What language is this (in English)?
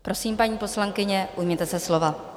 Czech